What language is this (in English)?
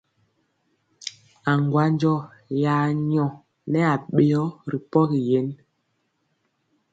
Mpiemo